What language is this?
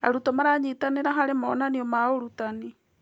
Kikuyu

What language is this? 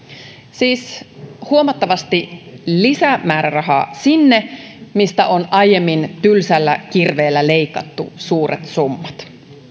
Finnish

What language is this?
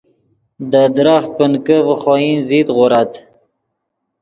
Yidgha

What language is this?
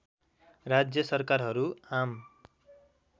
Nepali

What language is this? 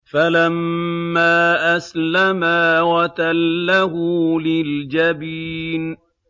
Arabic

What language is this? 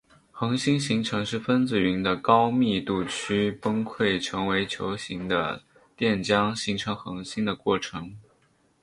Chinese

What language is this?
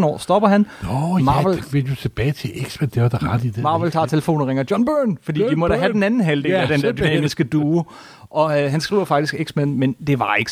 Danish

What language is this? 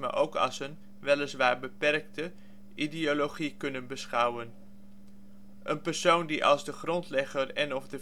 Dutch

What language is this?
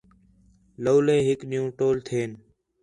Khetrani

